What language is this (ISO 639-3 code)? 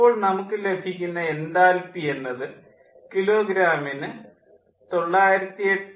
mal